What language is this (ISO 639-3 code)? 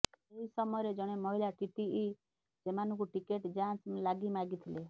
ori